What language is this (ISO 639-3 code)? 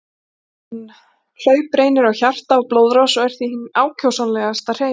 isl